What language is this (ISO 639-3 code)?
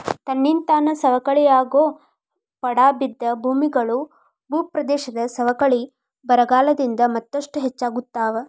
kan